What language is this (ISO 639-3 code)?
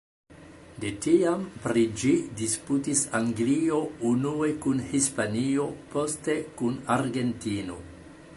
epo